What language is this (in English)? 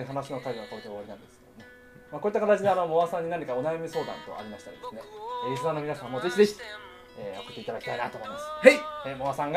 Japanese